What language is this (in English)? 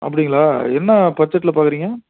Tamil